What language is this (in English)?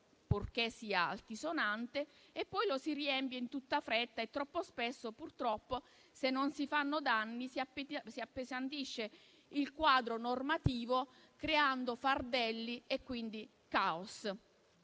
Italian